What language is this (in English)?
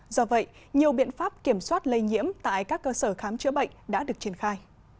Vietnamese